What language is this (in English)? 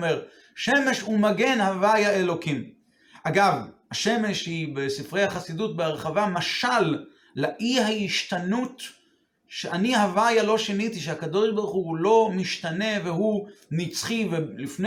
Hebrew